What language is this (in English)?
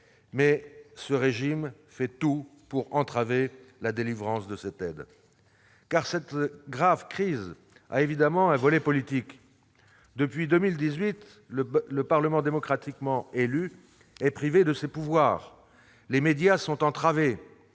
French